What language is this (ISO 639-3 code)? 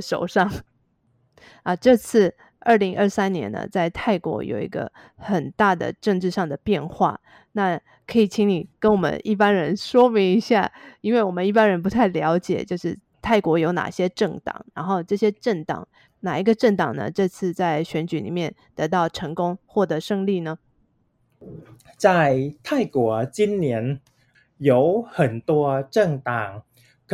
zho